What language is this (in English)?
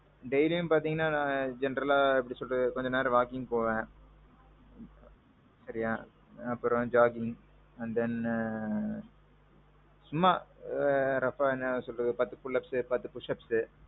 Tamil